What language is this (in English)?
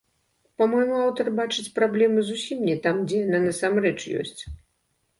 Belarusian